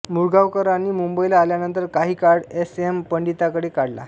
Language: Marathi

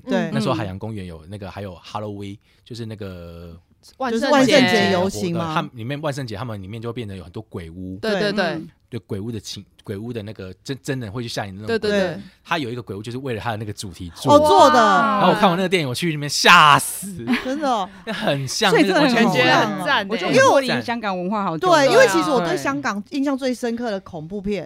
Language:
Chinese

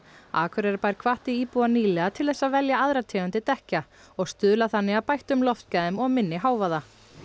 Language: Icelandic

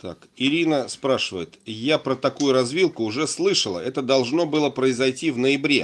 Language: Russian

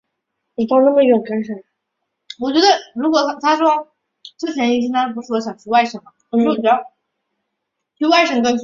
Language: Chinese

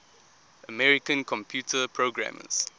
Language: English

